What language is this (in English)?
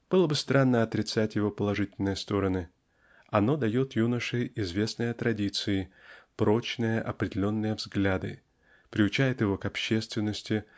Russian